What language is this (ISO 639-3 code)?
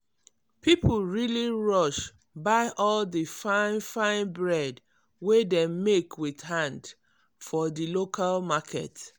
pcm